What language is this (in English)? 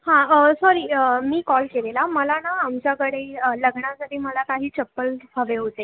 Marathi